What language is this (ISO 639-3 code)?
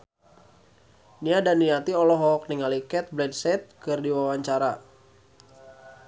sun